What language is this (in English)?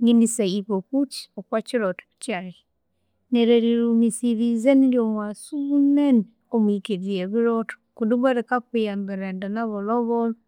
Konzo